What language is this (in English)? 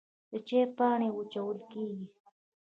Pashto